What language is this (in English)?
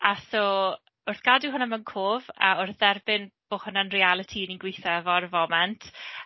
Welsh